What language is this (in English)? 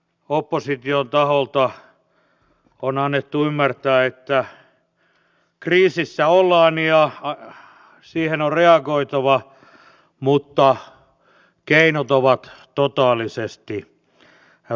Finnish